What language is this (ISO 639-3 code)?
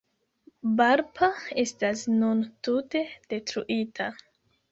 epo